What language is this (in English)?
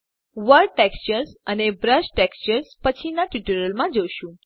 Gujarati